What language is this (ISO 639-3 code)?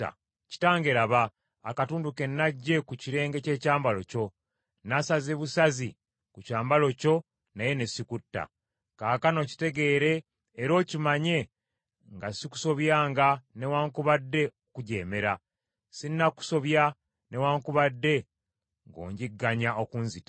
lug